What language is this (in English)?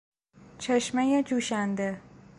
Persian